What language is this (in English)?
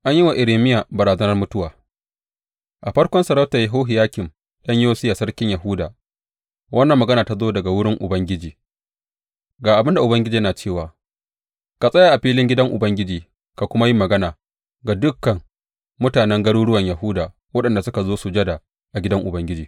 Hausa